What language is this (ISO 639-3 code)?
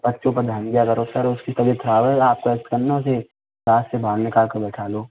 hin